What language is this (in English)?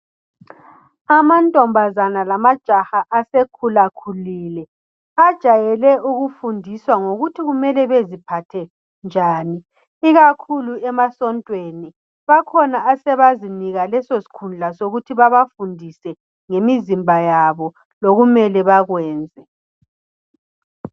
North Ndebele